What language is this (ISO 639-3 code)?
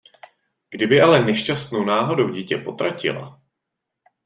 ces